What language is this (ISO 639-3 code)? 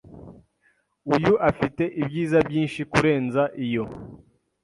kin